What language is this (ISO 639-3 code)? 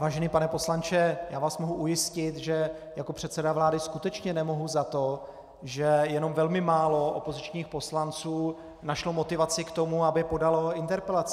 ces